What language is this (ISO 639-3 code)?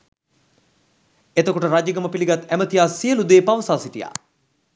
sin